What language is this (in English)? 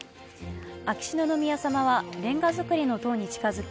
Japanese